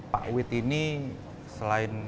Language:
Indonesian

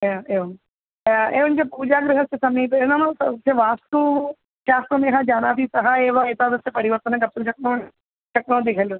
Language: Sanskrit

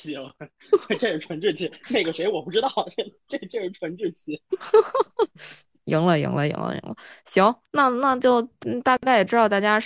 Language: Chinese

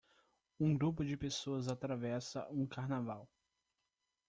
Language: Portuguese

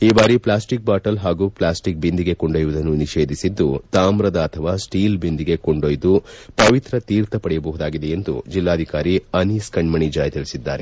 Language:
Kannada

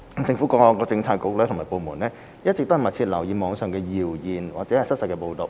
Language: Cantonese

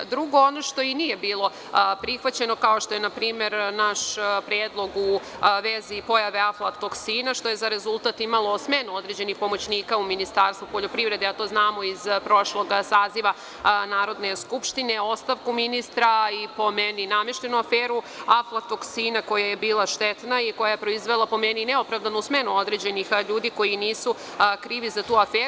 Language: Serbian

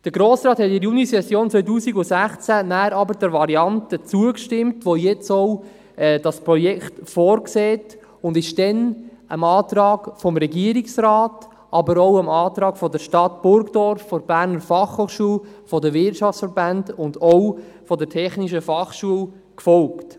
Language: Swiss German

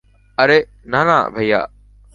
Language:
Bangla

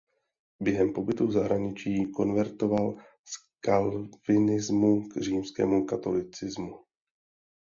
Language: Czech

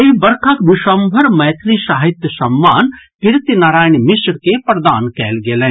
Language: Maithili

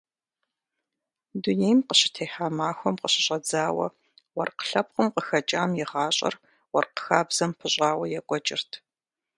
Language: Kabardian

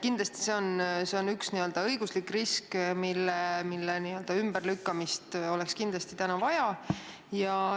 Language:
Estonian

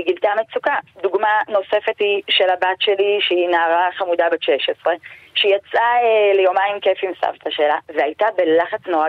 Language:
Hebrew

